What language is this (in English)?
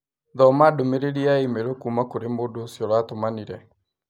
Kikuyu